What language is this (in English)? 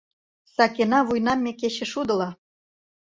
Mari